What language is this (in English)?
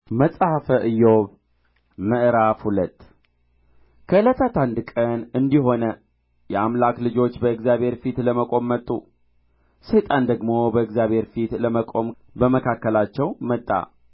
Amharic